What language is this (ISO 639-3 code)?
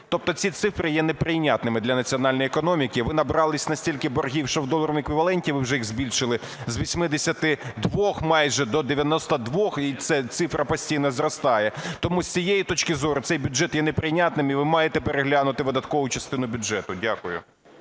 ukr